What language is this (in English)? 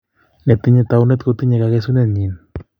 Kalenjin